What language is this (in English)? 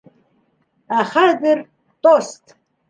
Bashkir